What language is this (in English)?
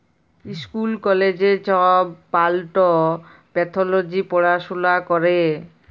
Bangla